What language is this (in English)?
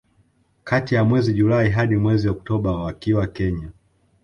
Swahili